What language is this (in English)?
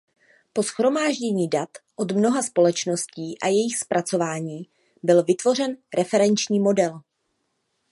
Czech